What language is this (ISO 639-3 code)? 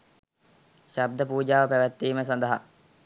sin